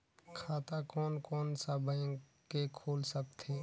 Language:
Chhattisgarhi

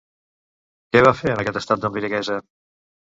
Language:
Catalan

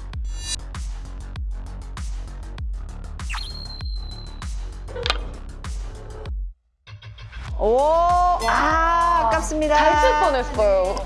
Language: Korean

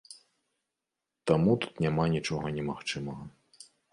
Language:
Belarusian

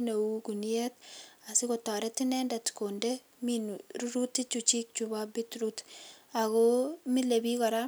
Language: Kalenjin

